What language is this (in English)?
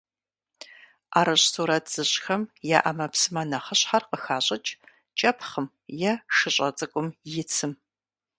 Kabardian